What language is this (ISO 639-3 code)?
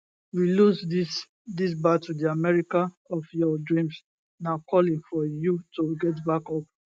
pcm